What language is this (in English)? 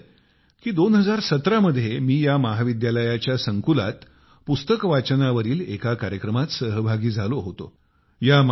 Marathi